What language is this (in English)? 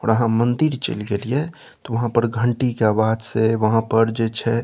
Maithili